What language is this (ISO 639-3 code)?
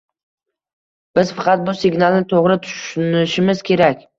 uzb